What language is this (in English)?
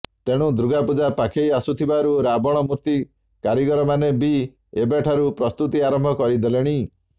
Odia